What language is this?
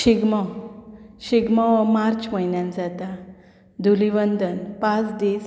Konkani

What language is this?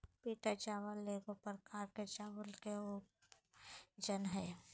Magahi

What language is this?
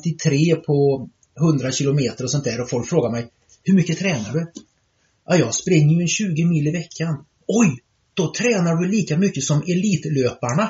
Swedish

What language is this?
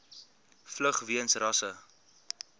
Afrikaans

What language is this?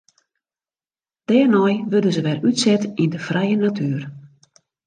Western Frisian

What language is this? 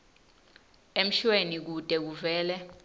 Swati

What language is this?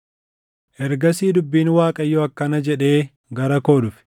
Oromo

